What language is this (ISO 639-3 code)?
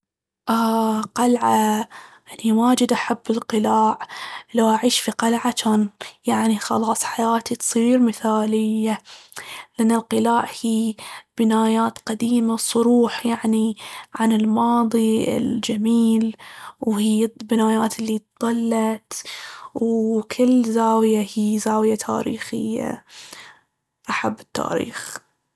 abv